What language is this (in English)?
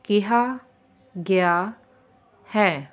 Punjabi